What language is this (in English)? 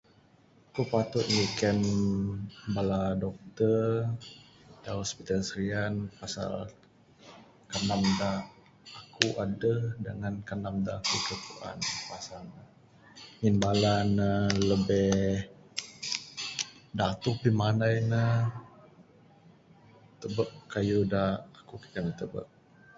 Bukar-Sadung Bidayuh